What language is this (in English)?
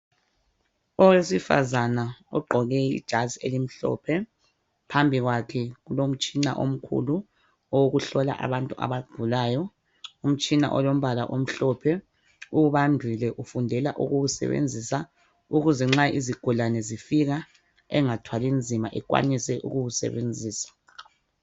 North Ndebele